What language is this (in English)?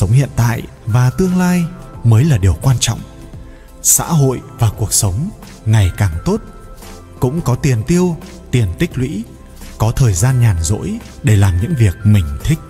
Vietnamese